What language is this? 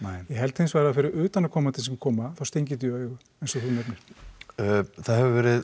Icelandic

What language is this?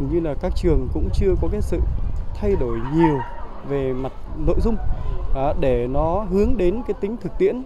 Vietnamese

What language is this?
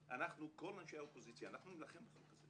Hebrew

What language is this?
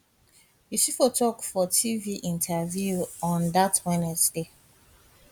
Nigerian Pidgin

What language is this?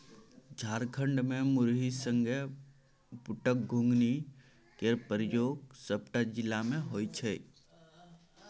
Maithili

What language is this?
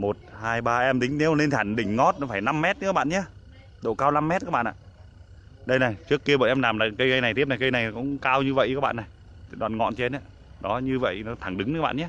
Vietnamese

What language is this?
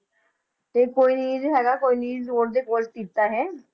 Punjabi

